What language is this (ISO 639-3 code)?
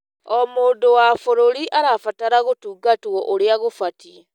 kik